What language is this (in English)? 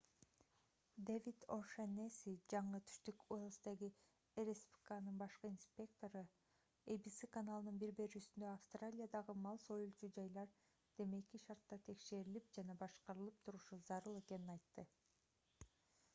Kyrgyz